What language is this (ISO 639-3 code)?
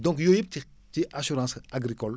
wol